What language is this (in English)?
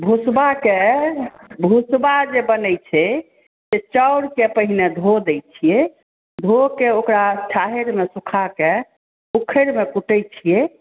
Maithili